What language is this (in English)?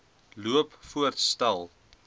Afrikaans